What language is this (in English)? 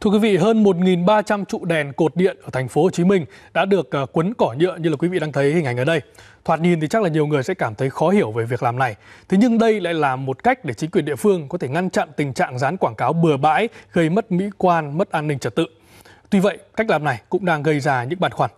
Vietnamese